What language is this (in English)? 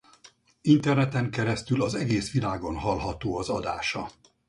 Hungarian